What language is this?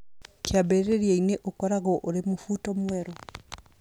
Kikuyu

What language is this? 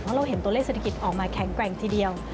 Thai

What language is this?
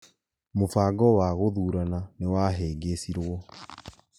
Kikuyu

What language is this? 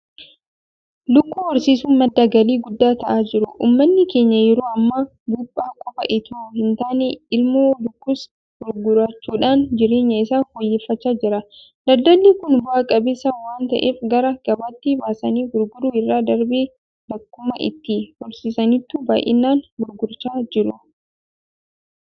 Oromo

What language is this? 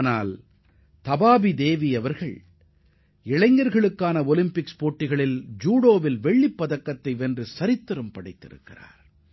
Tamil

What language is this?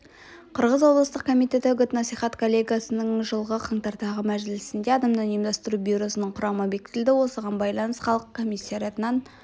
Kazakh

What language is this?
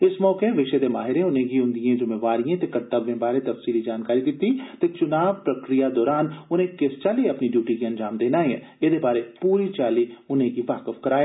Dogri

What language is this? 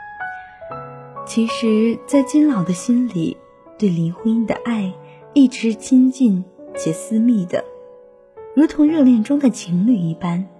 Chinese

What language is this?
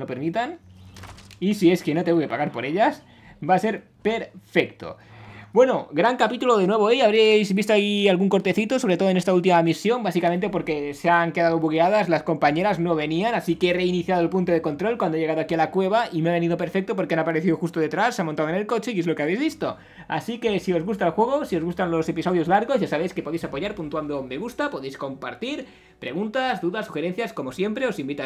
Spanish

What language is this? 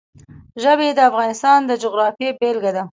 Pashto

